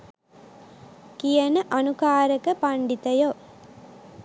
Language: Sinhala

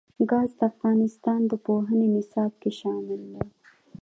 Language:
Pashto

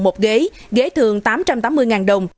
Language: Vietnamese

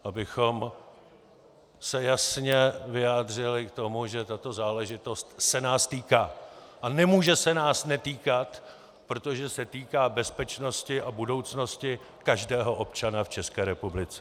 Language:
Czech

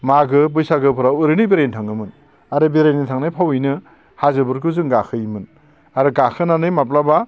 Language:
Bodo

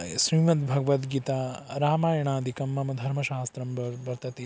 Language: Sanskrit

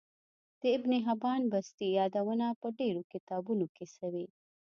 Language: Pashto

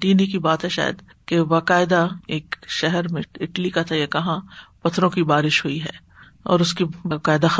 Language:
Urdu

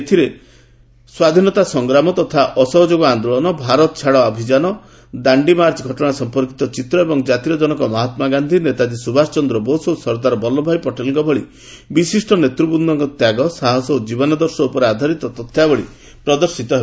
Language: Odia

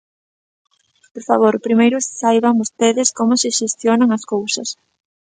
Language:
Galician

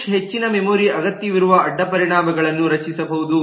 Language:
Kannada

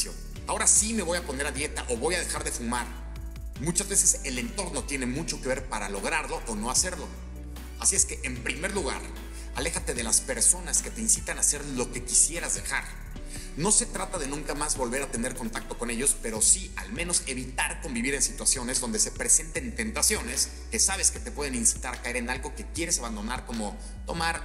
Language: Spanish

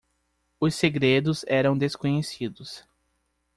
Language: Portuguese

